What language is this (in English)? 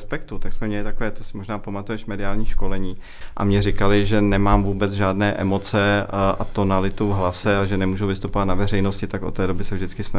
Czech